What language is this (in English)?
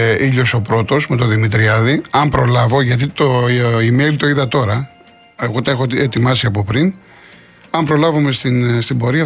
Greek